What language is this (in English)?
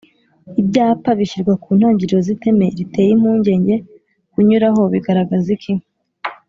Kinyarwanda